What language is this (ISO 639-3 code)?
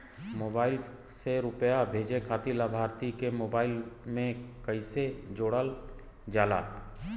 bho